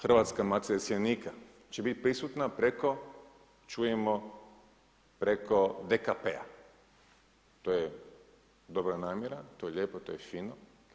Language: Croatian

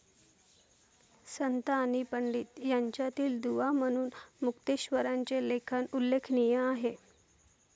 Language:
Marathi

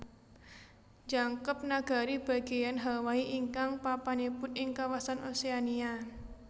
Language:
Javanese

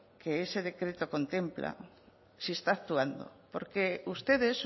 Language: Spanish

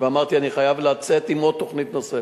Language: Hebrew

